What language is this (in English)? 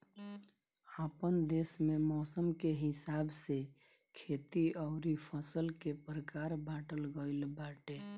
Bhojpuri